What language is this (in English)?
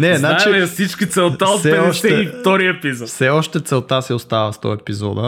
Bulgarian